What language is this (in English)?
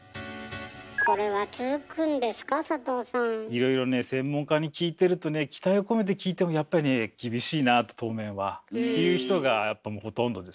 Japanese